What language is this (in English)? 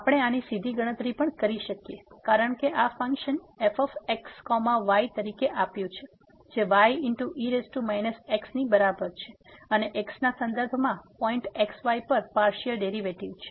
Gujarati